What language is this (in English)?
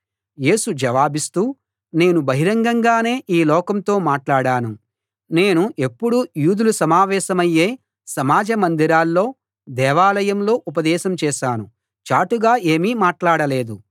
Telugu